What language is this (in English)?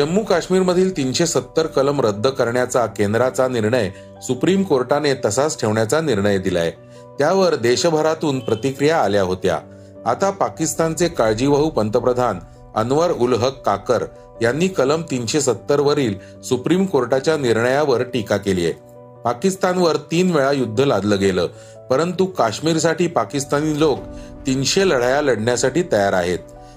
Marathi